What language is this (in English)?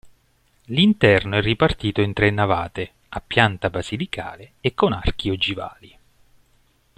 Italian